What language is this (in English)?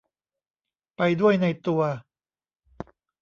Thai